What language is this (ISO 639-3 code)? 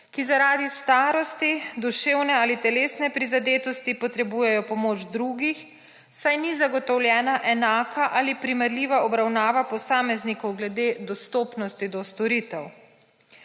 slv